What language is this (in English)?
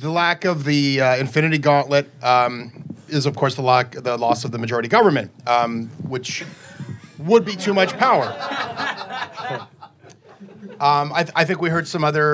English